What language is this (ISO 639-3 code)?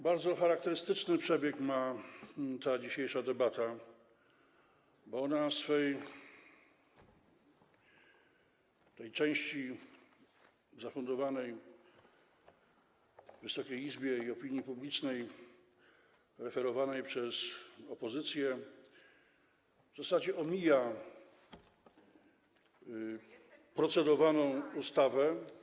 pol